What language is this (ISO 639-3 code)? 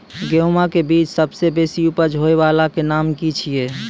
mai